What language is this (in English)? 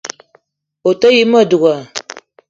Eton (Cameroon)